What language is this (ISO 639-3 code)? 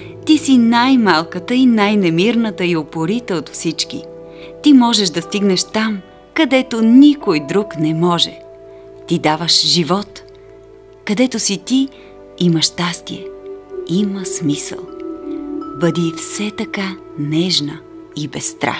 bul